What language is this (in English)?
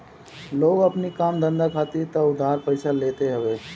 Bhojpuri